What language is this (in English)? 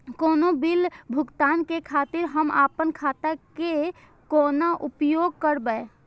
Maithili